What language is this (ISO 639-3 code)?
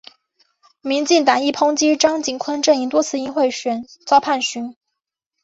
zho